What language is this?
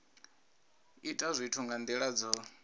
Venda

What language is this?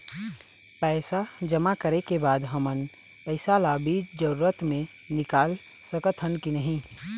Chhattisgarhi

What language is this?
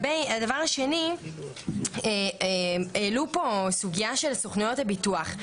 Hebrew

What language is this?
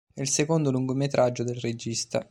Italian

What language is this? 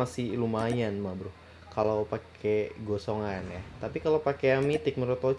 Indonesian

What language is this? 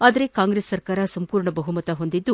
Kannada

